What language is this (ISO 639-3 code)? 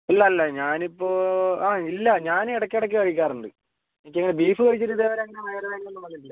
mal